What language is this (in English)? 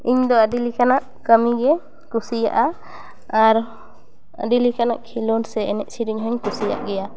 Santali